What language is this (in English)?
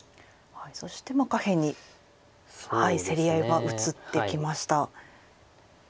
Japanese